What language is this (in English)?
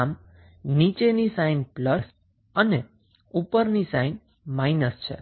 Gujarati